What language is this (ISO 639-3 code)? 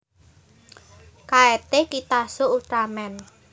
jav